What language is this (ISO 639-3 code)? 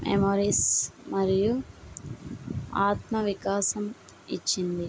tel